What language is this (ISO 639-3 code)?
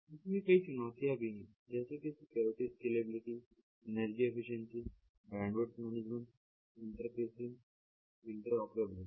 hin